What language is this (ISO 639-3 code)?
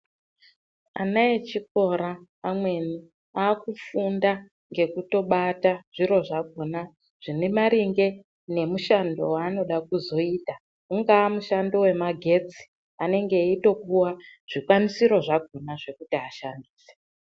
ndc